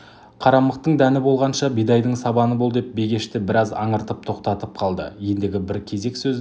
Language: Kazakh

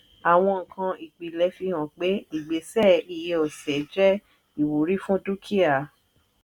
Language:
Yoruba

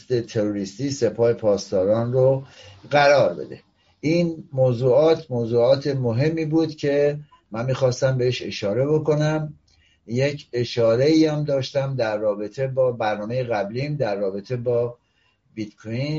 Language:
Persian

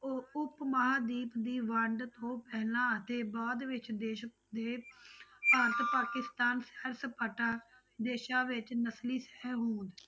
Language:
Punjabi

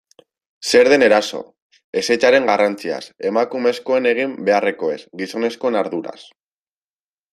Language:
Basque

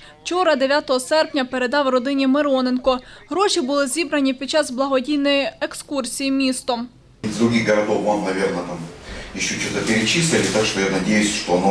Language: Ukrainian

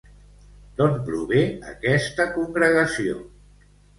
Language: Catalan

